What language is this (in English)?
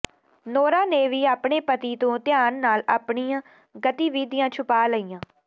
Punjabi